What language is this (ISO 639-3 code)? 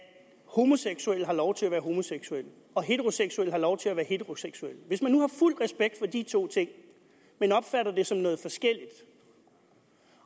dan